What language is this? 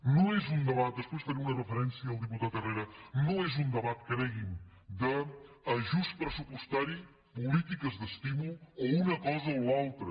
Catalan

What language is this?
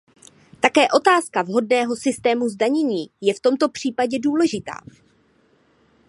Czech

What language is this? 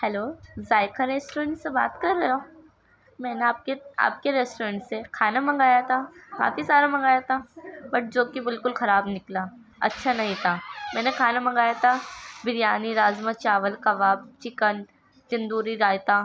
Urdu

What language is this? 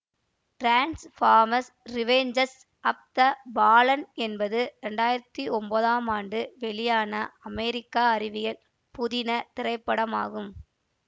Tamil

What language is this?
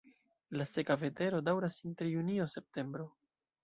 Esperanto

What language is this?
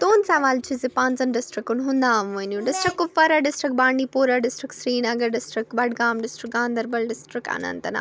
Kashmiri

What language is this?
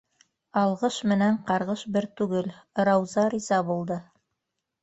Bashkir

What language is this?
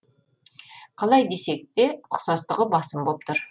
Kazakh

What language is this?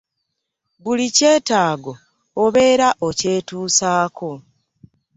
Ganda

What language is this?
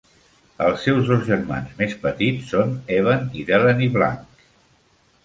Catalan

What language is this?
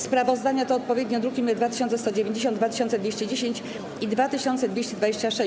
Polish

